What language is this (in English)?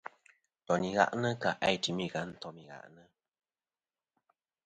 Kom